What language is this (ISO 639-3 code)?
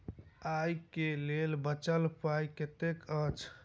mai